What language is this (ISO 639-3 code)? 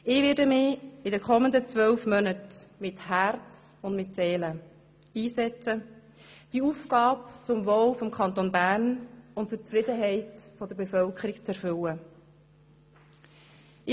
gsw